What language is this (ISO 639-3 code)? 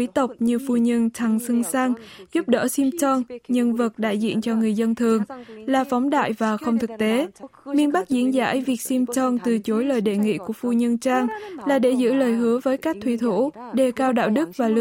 vie